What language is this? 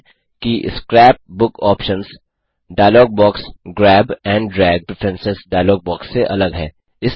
Hindi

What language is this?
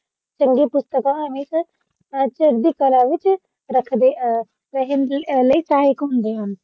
Punjabi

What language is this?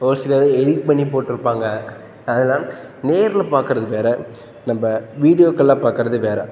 Tamil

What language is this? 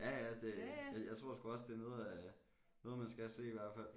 Danish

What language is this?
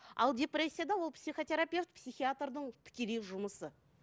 Kazakh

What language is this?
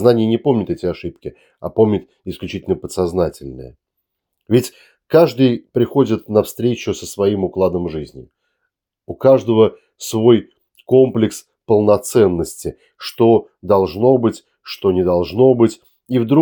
Russian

